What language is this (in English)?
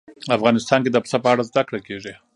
Pashto